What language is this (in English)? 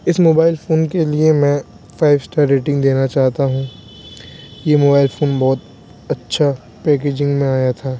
Urdu